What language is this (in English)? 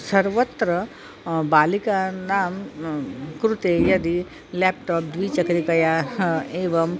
Sanskrit